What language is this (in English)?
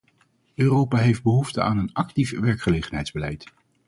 Dutch